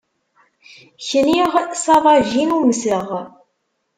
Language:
Kabyle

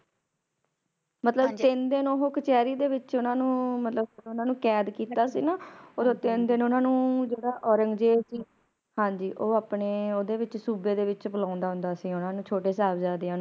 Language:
Punjabi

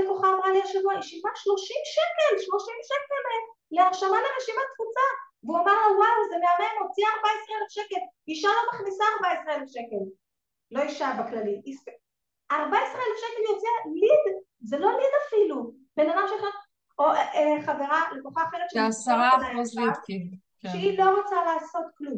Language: Hebrew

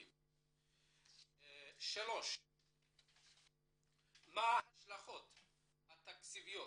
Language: Hebrew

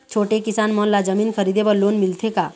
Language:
Chhattisgarhi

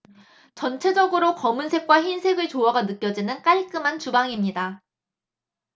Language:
Korean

